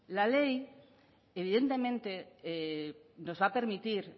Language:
Spanish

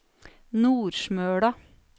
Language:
Norwegian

